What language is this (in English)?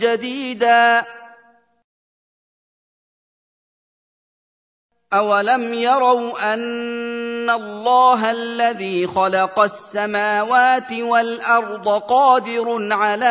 Arabic